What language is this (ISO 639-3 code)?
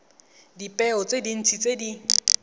tsn